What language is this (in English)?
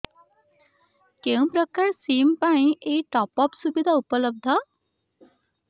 Odia